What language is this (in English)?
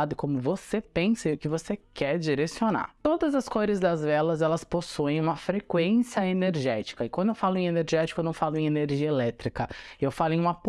Portuguese